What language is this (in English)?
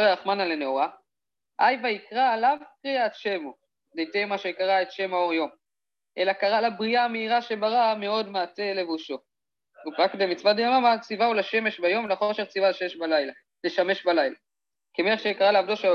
Hebrew